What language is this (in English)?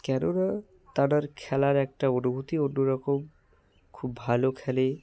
Bangla